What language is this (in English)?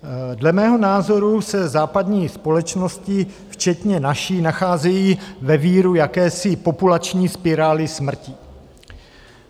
Czech